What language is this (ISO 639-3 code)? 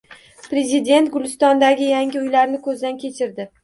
uzb